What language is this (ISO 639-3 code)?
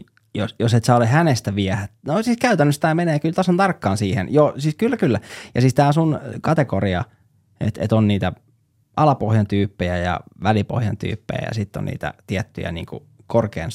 fin